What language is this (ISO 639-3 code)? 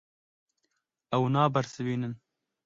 kur